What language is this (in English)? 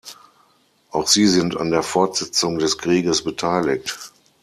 German